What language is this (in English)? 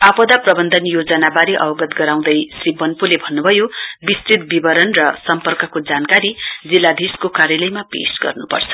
Nepali